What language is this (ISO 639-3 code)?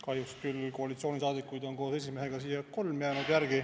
est